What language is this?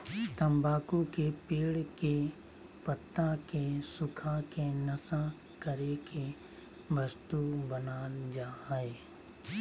Magahi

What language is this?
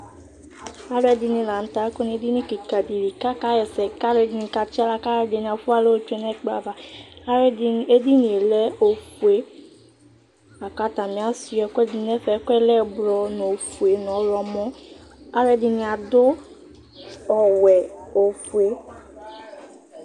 Ikposo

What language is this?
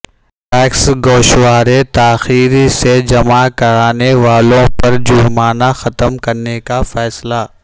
Urdu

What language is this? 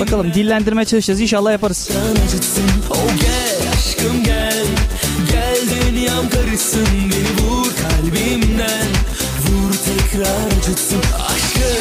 Turkish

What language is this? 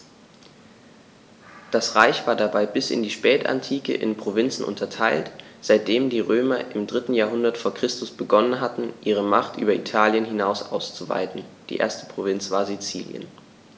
German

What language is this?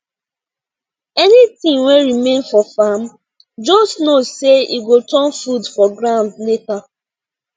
Nigerian Pidgin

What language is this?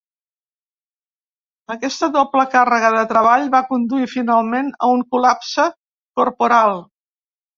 Catalan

